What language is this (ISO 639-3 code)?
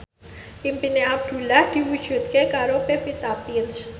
jav